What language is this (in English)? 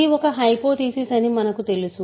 Telugu